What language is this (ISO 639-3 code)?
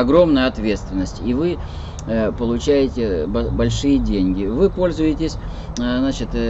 rus